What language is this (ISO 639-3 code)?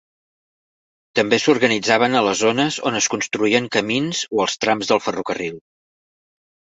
cat